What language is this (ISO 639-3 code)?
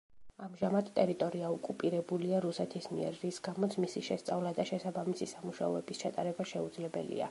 kat